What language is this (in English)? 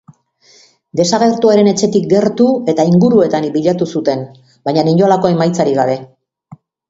Basque